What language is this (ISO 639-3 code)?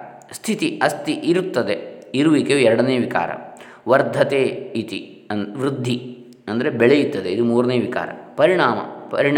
kan